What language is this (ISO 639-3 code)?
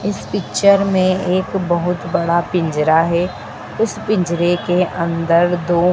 hin